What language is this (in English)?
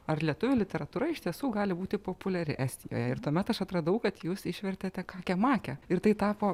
Lithuanian